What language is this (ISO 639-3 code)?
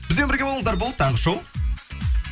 kaz